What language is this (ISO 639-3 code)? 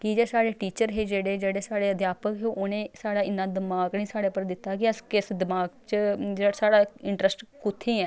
doi